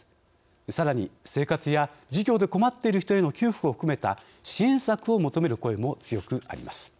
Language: Japanese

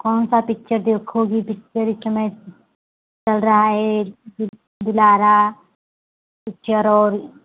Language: Hindi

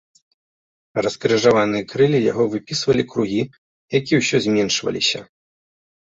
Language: Belarusian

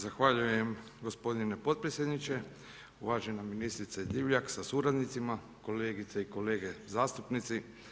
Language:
Croatian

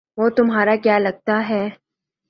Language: Urdu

